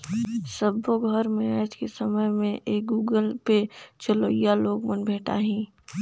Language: Chhattisgarhi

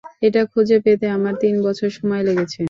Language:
Bangla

